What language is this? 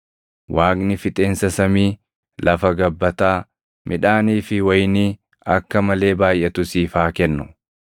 Oromo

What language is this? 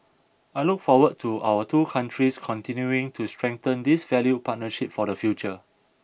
English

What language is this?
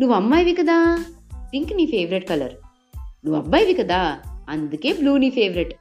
Telugu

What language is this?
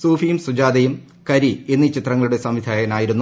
Malayalam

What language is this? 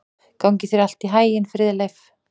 Icelandic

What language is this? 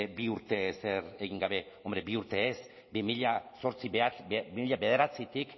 Basque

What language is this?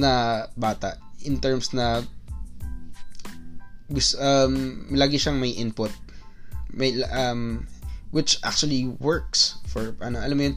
Filipino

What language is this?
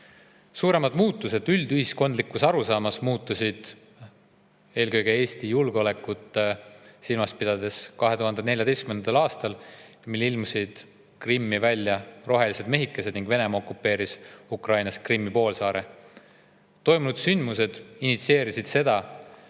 Estonian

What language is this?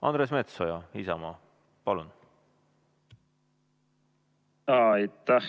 Estonian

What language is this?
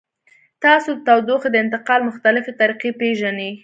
Pashto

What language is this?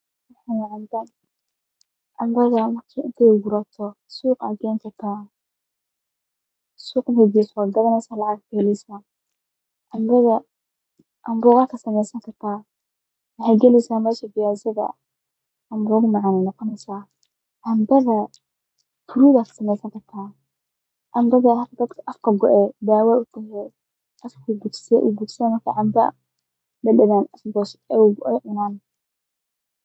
Somali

